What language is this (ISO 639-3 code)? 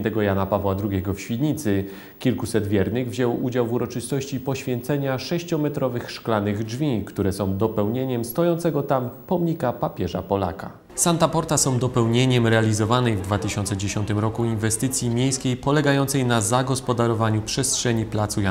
pol